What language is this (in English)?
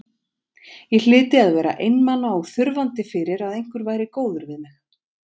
Icelandic